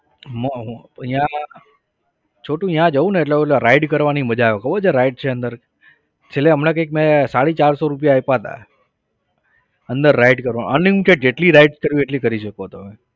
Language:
Gujarati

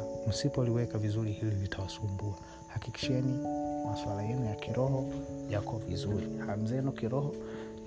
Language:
Swahili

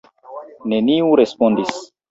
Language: Esperanto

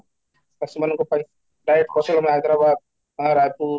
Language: Odia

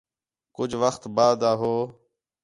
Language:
Khetrani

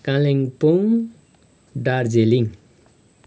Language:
Nepali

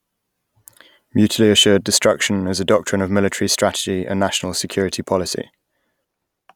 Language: English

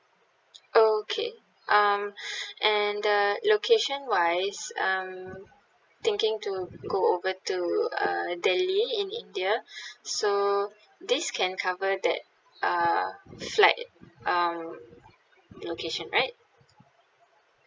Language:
English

